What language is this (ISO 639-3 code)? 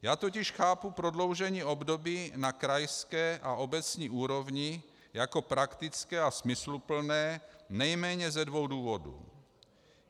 ces